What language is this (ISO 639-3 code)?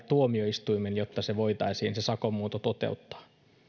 fin